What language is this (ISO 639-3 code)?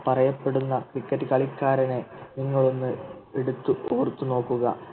mal